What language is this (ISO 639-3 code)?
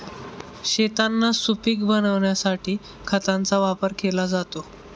mar